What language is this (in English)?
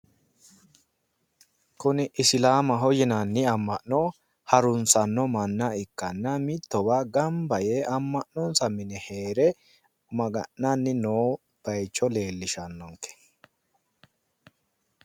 Sidamo